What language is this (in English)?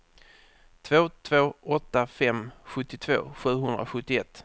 Swedish